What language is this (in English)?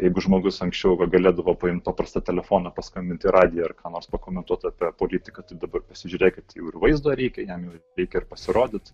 Lithuanian